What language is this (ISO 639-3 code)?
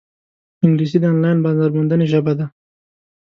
pus